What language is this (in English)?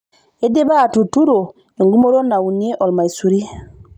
Masai